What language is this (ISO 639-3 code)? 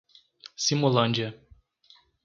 por